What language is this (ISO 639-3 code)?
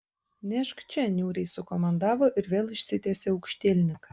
lit